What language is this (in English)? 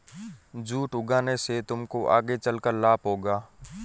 Hindi